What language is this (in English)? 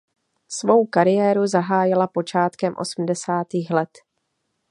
Czech